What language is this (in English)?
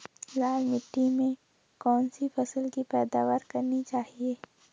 Hindi